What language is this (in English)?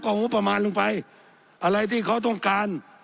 Thai